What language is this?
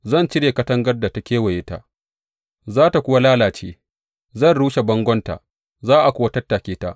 Hausa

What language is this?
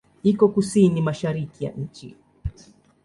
Swahili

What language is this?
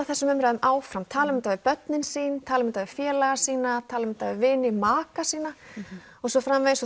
Icelandic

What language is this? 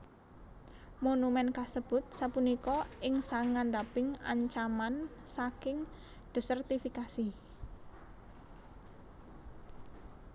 Javanese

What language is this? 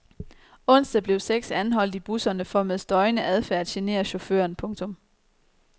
Danish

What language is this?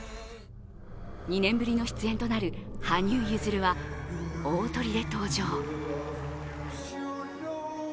Japanese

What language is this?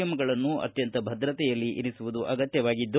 Kannada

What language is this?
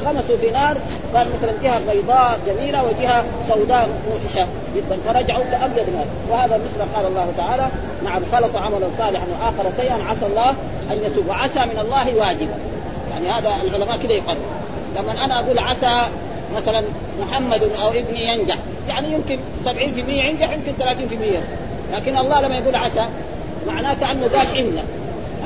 Arabic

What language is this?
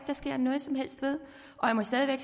Danish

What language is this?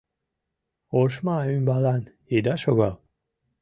Mari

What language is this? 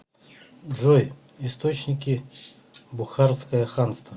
Russian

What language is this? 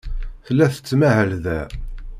Kabyle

